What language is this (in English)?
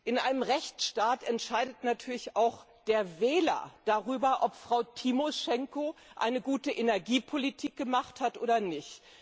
German